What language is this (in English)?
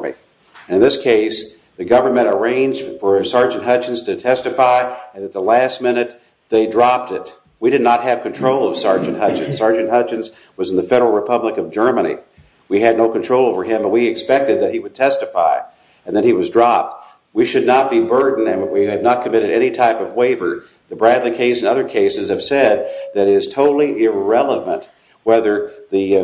English